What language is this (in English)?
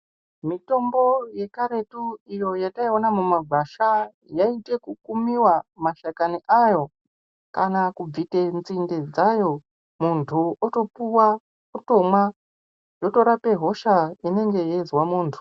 Ndau